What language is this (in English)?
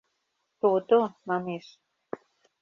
Mari